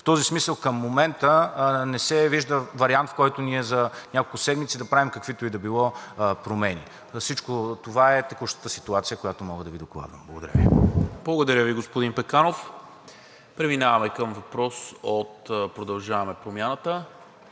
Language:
Bulgarian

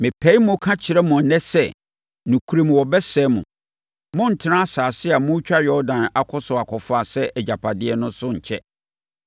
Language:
Akan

